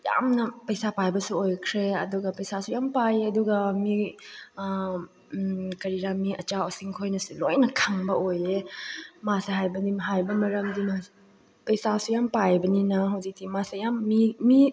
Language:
Manipuri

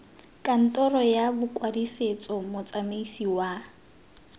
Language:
Tswana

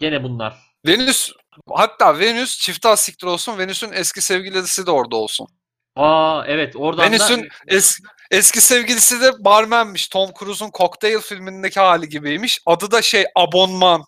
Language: Turkish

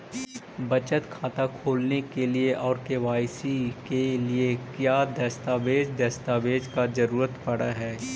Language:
Magahi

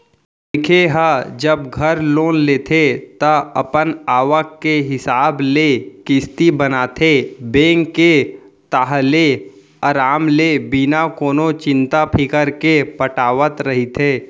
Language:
Chhattisgarhi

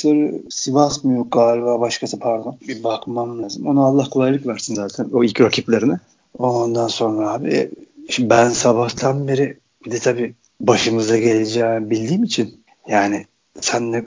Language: Turkish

